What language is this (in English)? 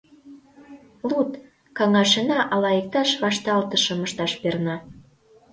Mari